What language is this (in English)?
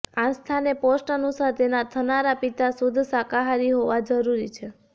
Gujarati